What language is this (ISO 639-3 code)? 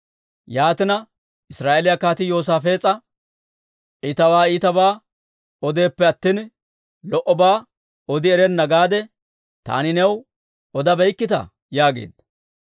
dwr